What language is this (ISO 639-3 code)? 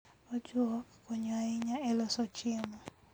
luo